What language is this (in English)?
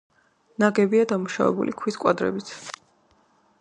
Georgian